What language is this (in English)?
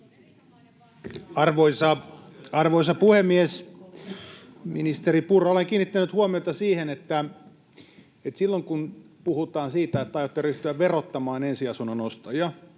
Finnish